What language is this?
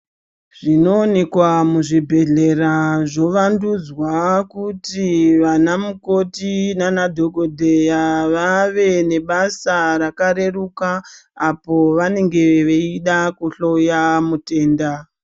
Ndau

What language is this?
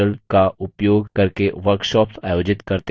Hindi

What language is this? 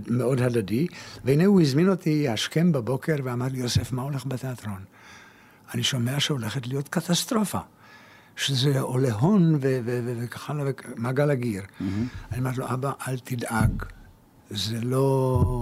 Hebrew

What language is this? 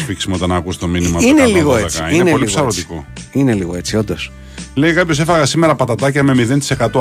Greek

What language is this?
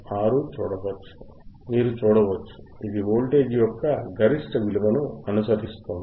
Telugu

